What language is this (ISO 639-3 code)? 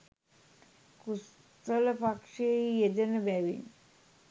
sin